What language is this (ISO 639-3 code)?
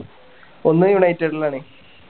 mal